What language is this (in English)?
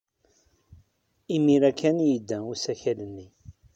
Kabyle